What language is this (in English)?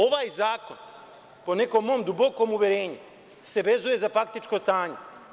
Serbian